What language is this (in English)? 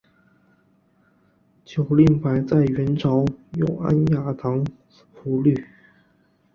Chinese